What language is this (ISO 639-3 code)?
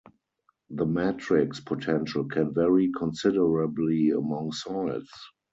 eng